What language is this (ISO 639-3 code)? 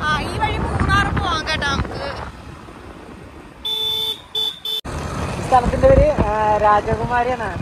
mal